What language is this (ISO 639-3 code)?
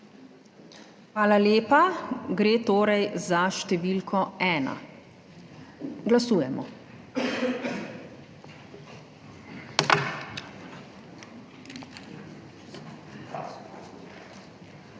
slv